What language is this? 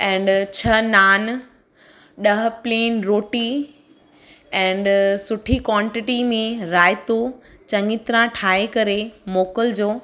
Sindhi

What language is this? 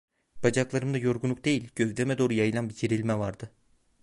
Turkish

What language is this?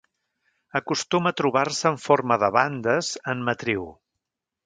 Catalan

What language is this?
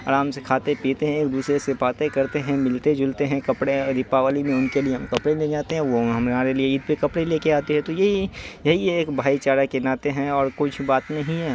Urdu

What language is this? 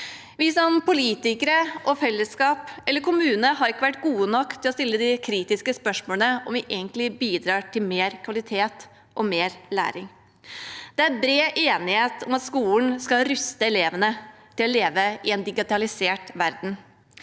Norwegian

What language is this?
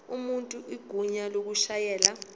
Zulu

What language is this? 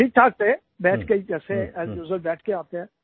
Hindi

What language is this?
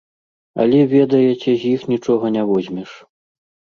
Belarusian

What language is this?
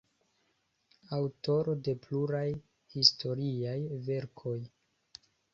Esperanto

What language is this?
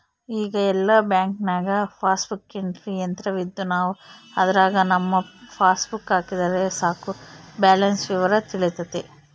Kannada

